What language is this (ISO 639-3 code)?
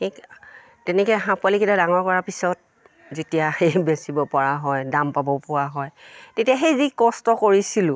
asm